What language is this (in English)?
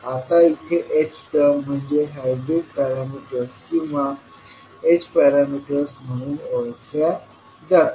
Marathi